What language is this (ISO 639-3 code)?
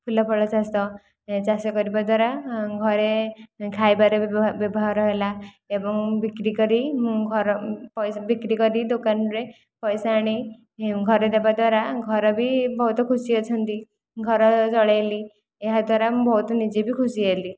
ori